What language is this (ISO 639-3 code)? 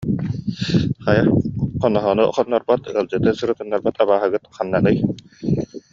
sah